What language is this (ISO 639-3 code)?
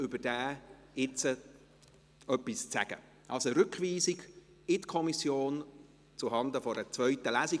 gsw